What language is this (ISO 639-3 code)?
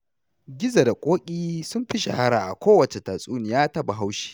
hau